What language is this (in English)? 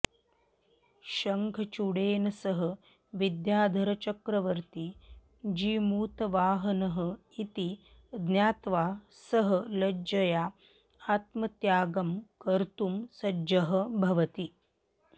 Sanskrit